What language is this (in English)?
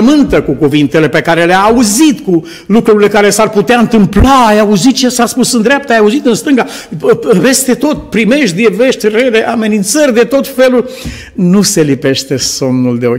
Romanian